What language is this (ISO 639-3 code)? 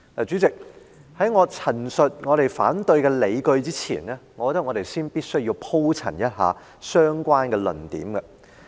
yue